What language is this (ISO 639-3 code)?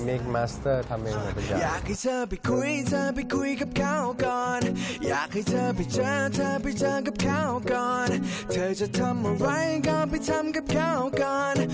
tha